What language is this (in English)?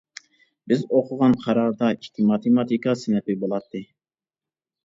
Uyghur